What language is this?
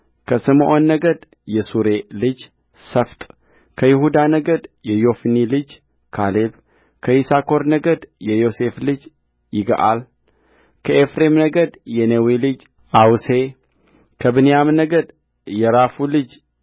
Amharic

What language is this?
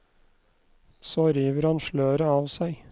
Norwegian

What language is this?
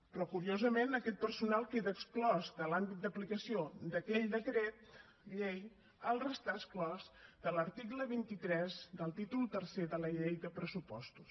Catalan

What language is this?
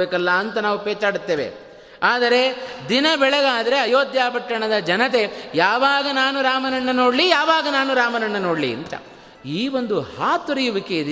Kannada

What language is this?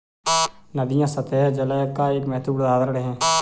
Hindi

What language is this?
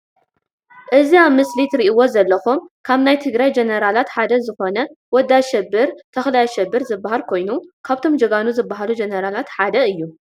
Tigrinya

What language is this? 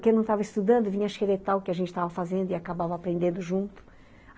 Portuguese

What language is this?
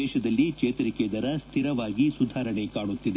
Kannada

